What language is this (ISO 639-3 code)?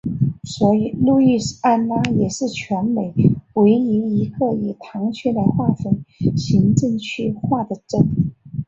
zho